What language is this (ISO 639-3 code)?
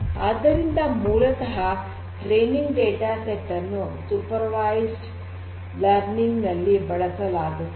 kan